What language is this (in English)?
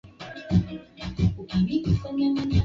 Swahili